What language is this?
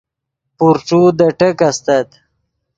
Yidgha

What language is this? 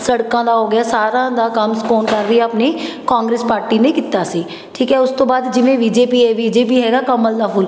Punjabi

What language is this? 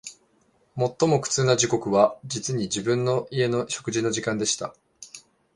Japanese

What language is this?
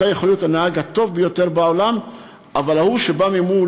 Hebrew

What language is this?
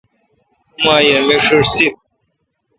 Kalkoti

